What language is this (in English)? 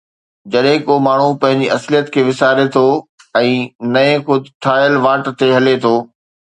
Sindhi